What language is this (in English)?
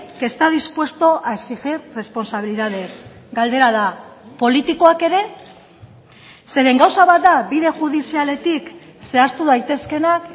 Basque